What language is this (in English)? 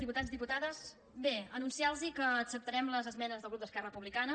Catalan